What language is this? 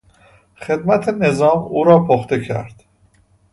Persian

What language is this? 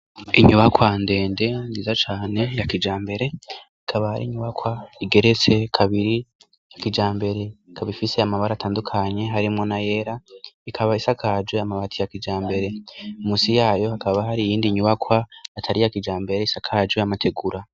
Rundi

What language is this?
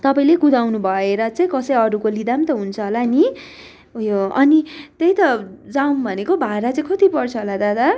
Nepali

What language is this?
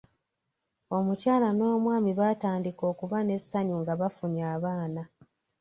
Ganda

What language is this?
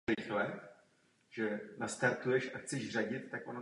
Czech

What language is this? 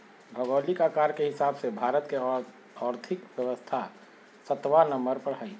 Magahi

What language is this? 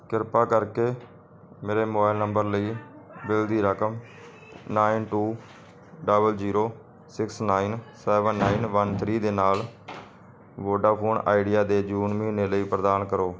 Punjabi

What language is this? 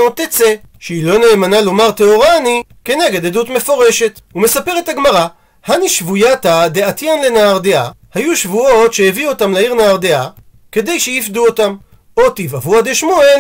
Hebrew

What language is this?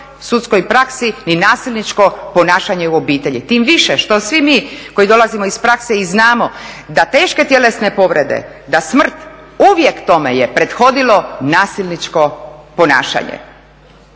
Croatian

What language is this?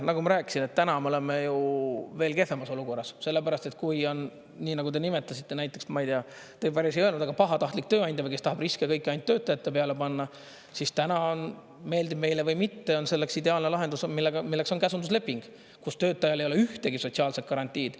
Estonian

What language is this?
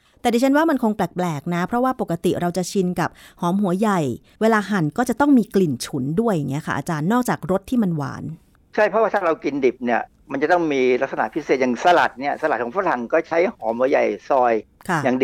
Thai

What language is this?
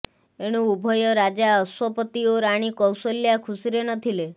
Odia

